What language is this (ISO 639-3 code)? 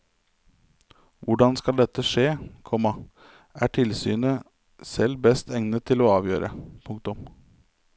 nor